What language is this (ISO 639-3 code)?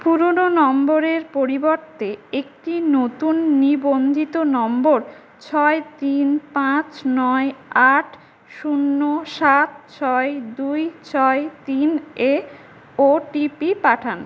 ben